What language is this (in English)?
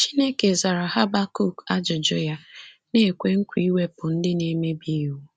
Igbo